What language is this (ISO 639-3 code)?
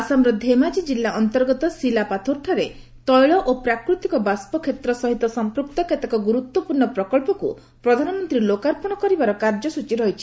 ori